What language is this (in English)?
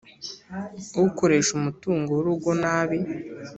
Kinyarwanda